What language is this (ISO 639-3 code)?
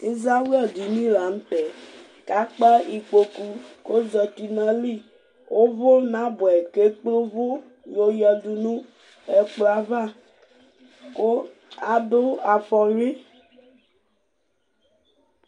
kpo